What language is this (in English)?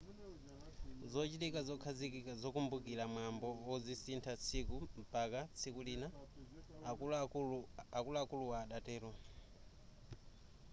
Nyanja